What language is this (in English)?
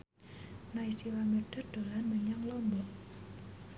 Javanese